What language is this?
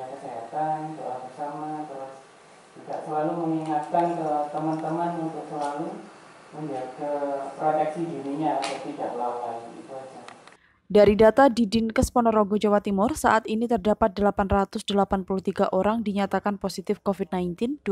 Indonesian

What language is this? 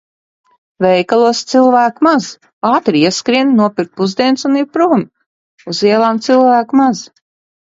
Latvian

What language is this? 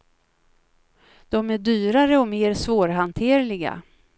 Swedish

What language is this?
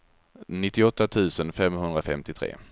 Swedish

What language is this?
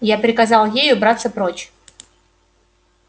Russian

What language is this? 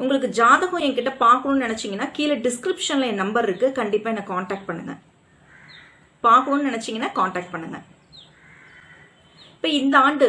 Tamil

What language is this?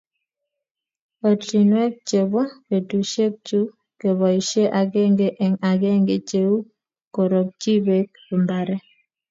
Kalenjin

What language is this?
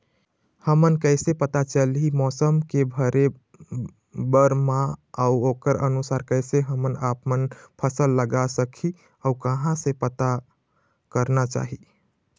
Chhattisgarhi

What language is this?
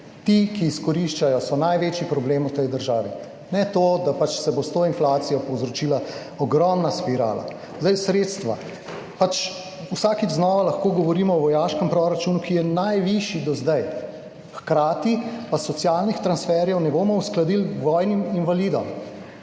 Slovenian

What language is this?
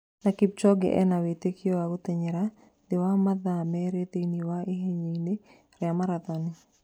Kikuyu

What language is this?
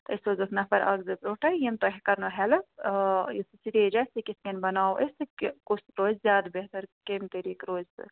Kashmiri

